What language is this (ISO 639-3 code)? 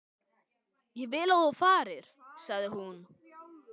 isl